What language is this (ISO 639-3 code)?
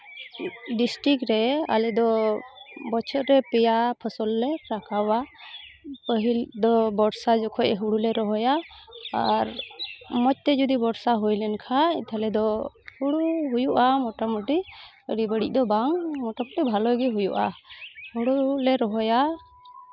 sat